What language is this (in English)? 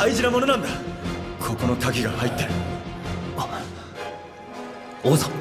Japanese